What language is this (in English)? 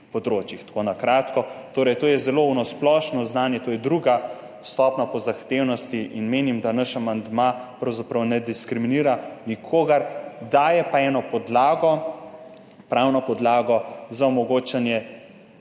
Slovenian